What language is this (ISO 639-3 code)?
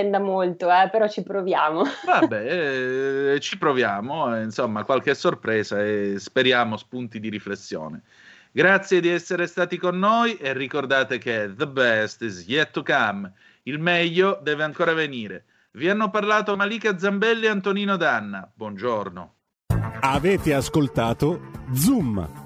ita